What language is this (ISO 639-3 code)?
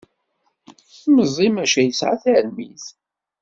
kab